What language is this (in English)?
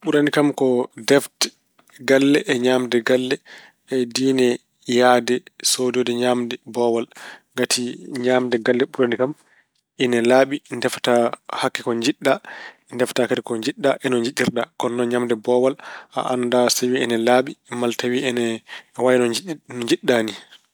Fula